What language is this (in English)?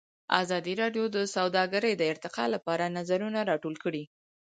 Pashto